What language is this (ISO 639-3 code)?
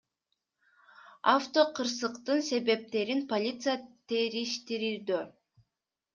kir